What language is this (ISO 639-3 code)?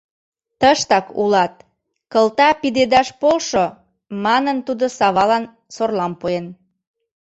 chm